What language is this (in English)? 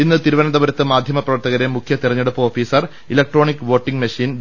Malayalam